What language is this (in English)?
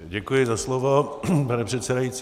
Czech